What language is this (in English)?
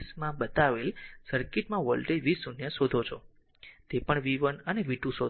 Gujarati